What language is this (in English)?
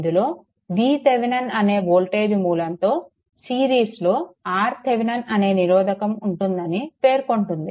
Telugu